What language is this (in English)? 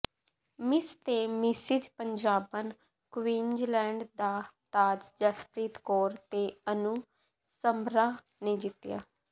Punjabi